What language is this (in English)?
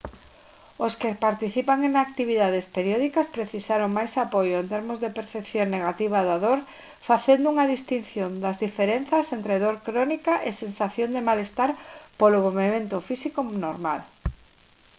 Galician